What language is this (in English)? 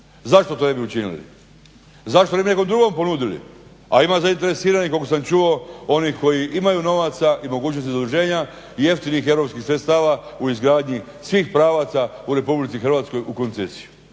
Croatian